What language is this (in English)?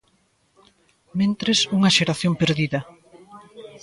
Galician